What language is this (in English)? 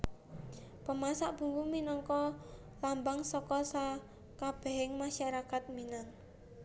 Javanese